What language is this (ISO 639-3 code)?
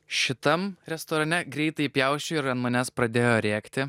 lit